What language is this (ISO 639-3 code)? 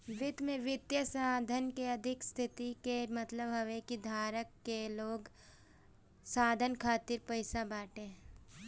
bho